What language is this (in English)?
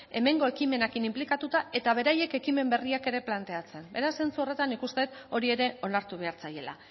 Basque